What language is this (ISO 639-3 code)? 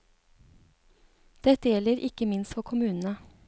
nor